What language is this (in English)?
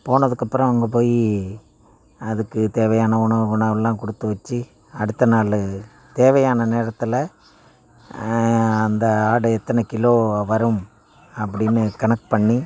Tamil